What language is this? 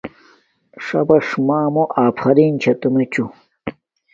Domaaki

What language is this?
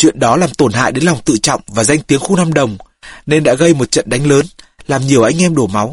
Vietnamese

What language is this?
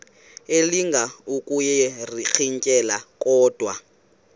Xhosa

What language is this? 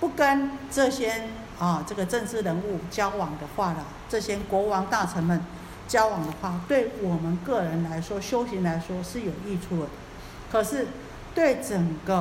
Chinese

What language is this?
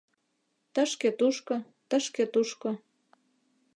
Mari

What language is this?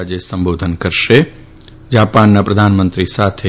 Gujarati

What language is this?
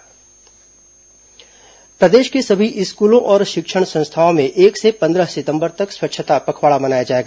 Hindi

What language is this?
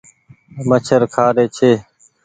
Goaria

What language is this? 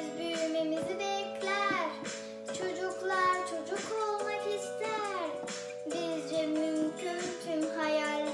Dutch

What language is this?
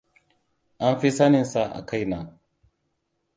Hausa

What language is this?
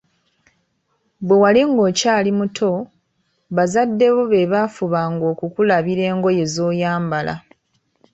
Ganda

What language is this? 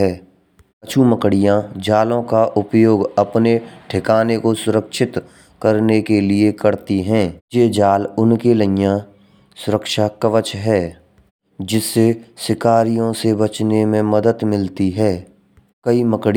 Braj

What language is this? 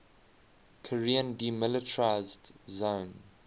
English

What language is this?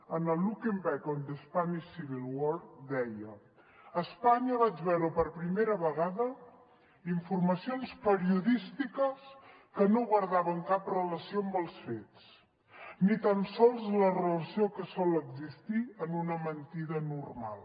Catalan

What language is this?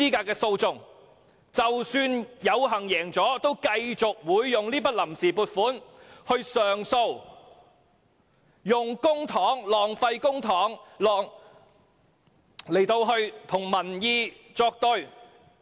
Cantonese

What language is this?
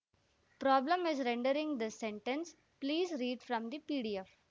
Kannada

